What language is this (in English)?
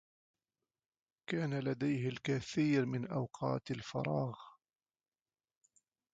Arabic